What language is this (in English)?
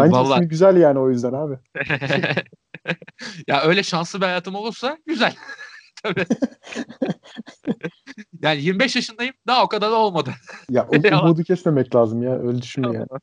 Turkish